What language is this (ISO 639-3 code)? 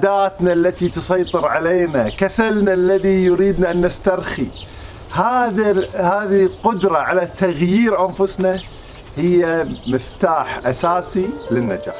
ara